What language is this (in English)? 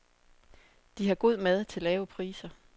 Danish